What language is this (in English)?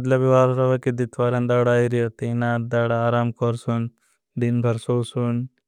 Bhili